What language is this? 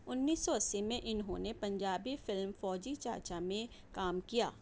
Urdu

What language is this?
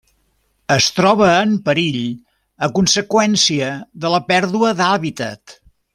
Catalan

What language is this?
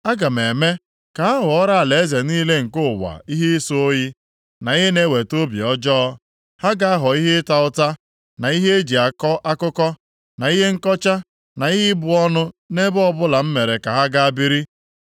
Igbo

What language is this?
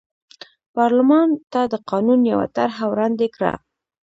Pashto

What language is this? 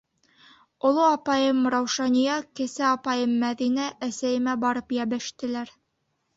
Bashkir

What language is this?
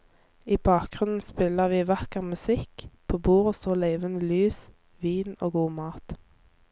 Norwegian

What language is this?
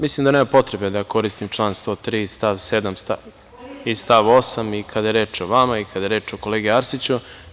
Serbian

